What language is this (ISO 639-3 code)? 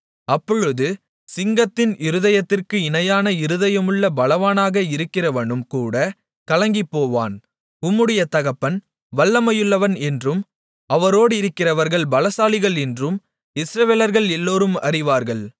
tam